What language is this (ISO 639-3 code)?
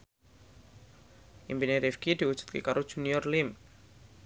jav